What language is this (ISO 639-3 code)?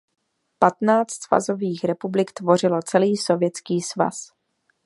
ces